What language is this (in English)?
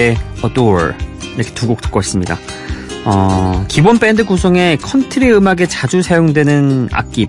Korean